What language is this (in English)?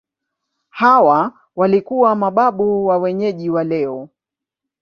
Swahili